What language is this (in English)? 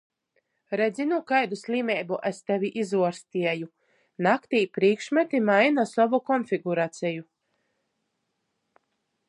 Latgalian